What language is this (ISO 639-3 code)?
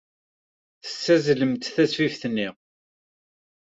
kab